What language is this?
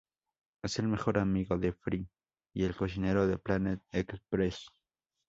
Spanish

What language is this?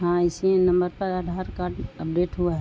Urdu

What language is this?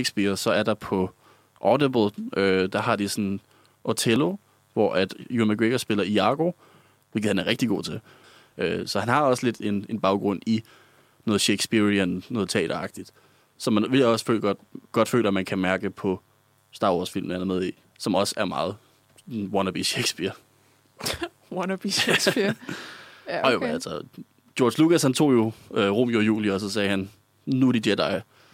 Danish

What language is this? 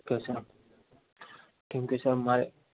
Gujarati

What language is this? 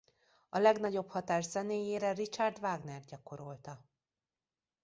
Hungarian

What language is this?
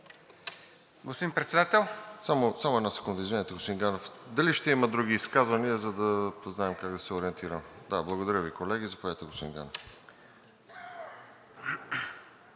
Bulgarian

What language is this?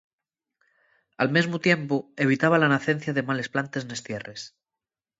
Asturian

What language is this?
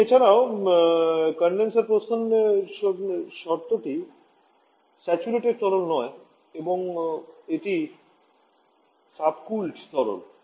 Bangla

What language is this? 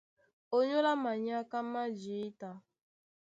Duala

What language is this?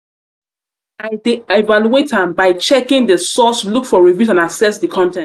Nigerian Pidgin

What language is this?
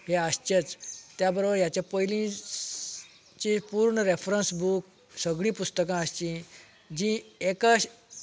Konkani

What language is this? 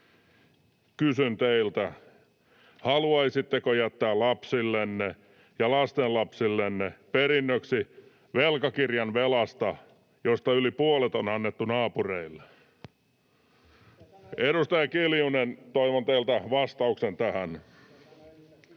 Finnish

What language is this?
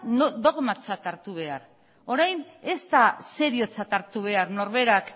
Basque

